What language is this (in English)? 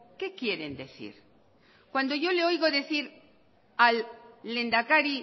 Spanish